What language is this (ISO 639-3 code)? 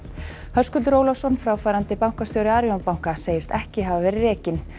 isl